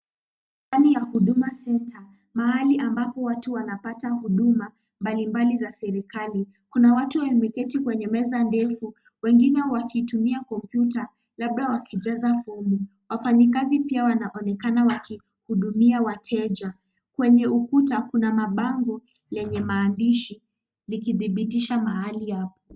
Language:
Swahili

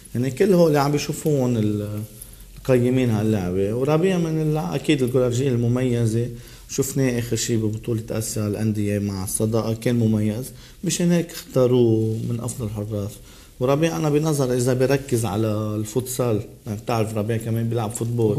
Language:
Arabic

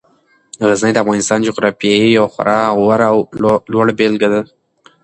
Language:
Pashto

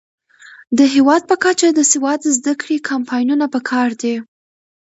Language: Pashto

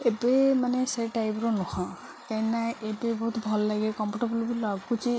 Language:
Odia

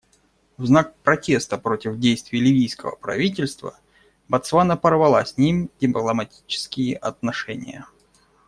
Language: Russian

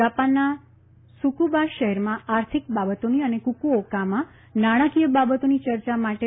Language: Gujarati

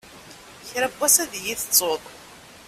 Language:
Kabyle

